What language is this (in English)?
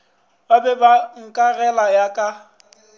Northern Sotho